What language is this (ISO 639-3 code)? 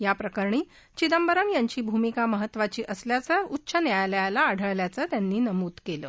mar